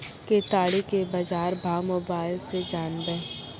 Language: Maithili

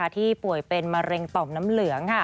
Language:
Thai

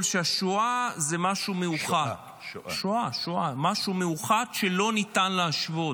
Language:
Hebrew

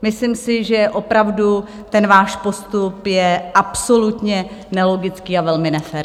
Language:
Czech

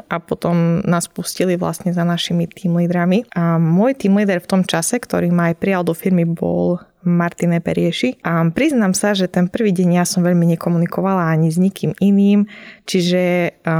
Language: Slovak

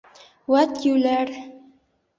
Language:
Bashkir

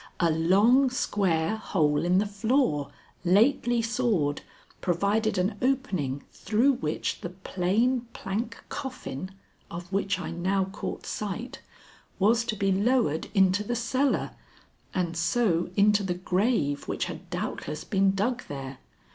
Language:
English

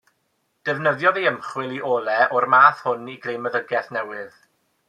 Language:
Welsh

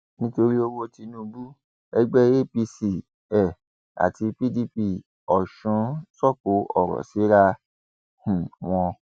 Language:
Yoruba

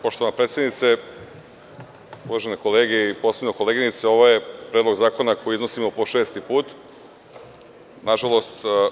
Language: Serbian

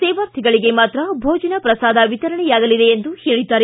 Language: Kannada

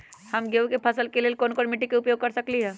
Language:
Magahi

